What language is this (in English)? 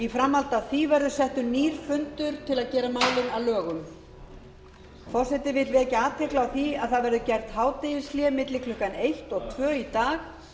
Icelandic